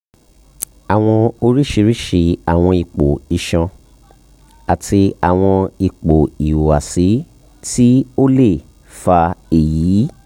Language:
Yoruba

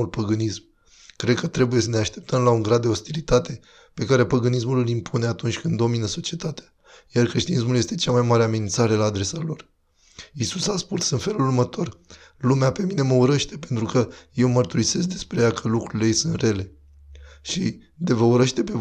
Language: Romanian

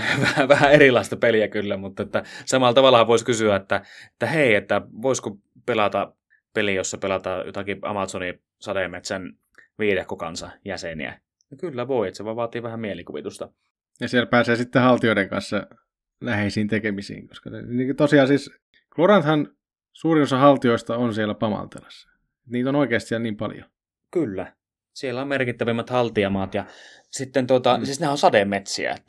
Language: Finnish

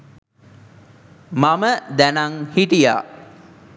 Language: Sinhala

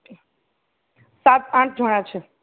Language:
Gujarati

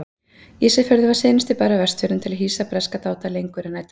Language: Icelandic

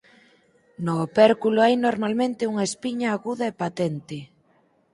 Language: Galician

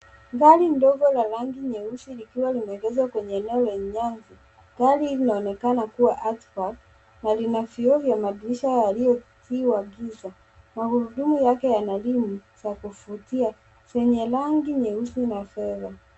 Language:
Swahili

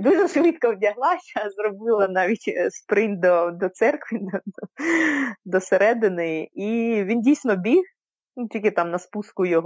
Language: Ukrainian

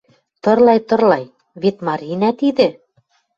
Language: Western Mari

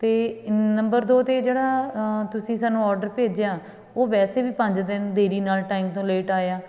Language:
Punjabi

